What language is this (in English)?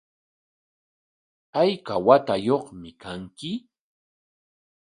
Corongo Ancash Quechua